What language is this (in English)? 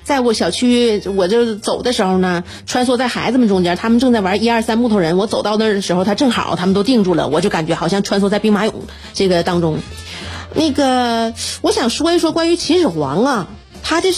Chinese